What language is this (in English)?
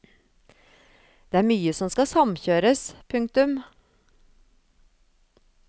Norwegian